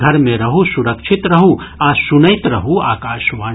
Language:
Maithili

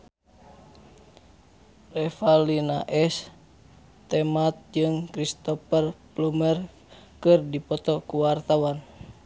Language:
Sundanese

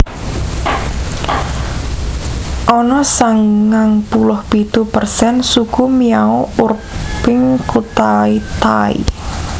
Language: Javanese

